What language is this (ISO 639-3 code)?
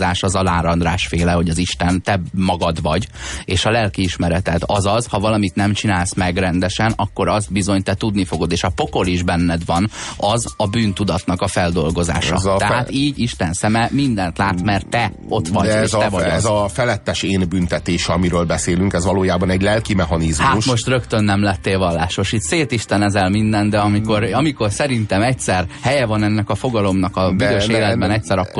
hun